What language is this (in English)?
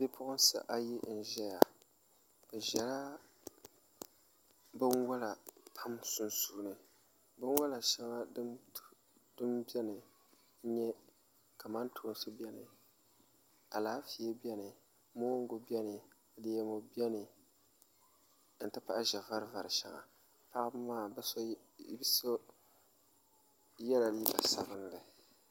Dagbani